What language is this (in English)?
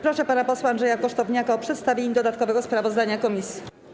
Polish